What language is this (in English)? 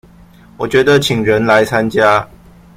Chinese